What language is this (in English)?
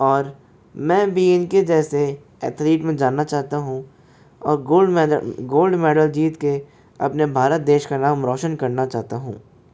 Hindi